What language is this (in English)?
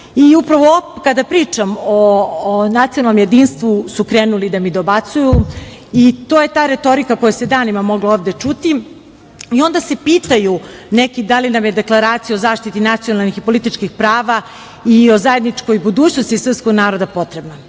Serbian